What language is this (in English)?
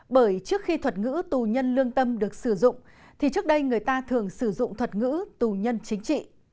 Vietnamese